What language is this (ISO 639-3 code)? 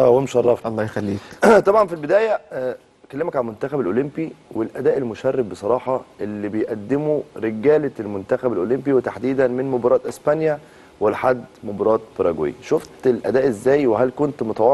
ara